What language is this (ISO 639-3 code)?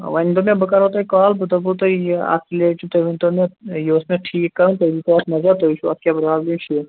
kas